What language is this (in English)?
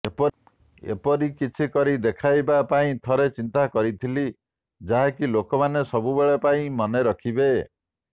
Odia